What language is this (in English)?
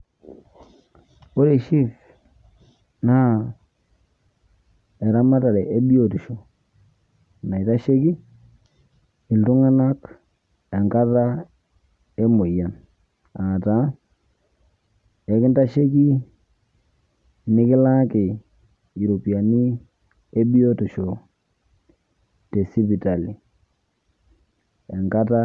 Masai